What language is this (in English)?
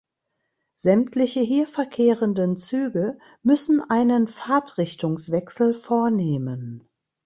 German